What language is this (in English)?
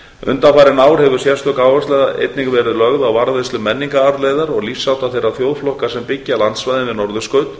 Icelandic